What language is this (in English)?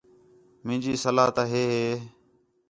Khetrani